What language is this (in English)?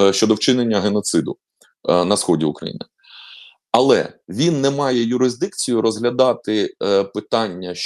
Ukrainian